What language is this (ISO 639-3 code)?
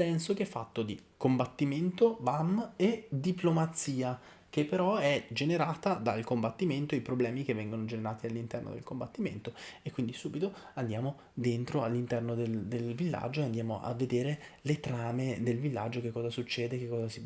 ita